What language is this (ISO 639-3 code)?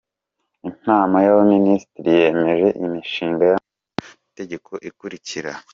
kin